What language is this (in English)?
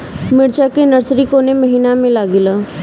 Bhojpuri